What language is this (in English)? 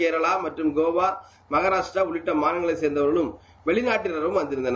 Tamil